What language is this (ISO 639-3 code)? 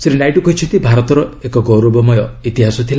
ori